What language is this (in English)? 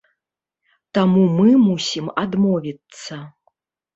Belarusian